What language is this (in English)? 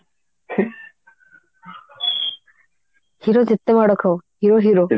Odia